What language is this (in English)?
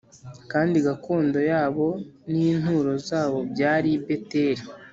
Kinyarwanda